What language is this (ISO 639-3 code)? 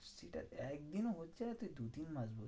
ben